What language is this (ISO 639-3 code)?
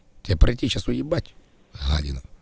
rus